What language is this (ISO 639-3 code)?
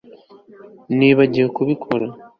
kin